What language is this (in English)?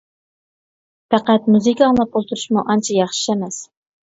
Uyghur